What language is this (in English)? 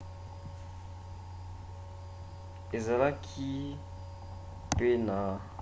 Lingala